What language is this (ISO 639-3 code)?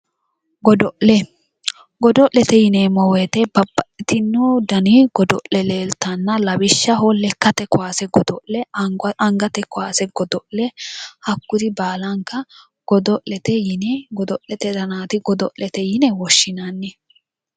sid